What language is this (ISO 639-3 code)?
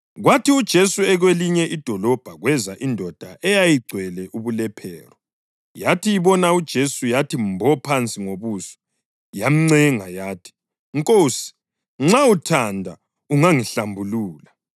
nde